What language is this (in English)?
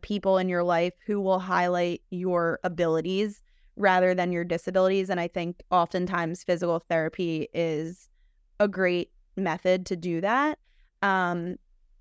English